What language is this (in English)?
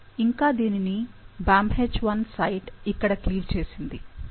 Telugu